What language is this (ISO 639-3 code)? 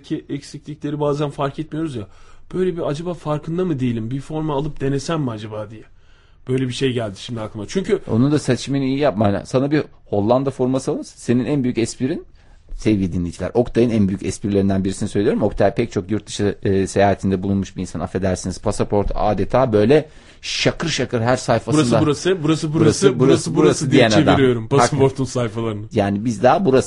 tur